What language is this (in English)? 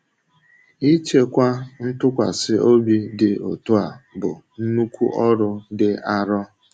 Igbo